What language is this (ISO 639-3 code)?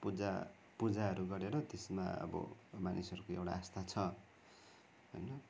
nep